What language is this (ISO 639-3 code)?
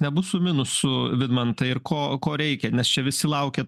lit